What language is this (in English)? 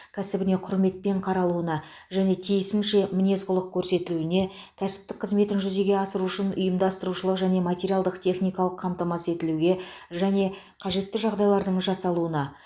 Kazakh